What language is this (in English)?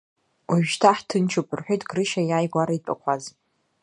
Abkhazian